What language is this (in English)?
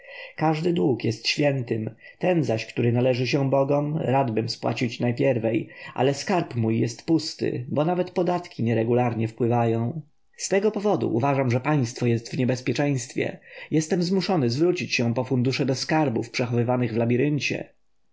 Polish